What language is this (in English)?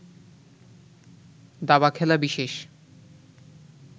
Bangla